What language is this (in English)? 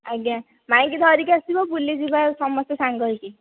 Odia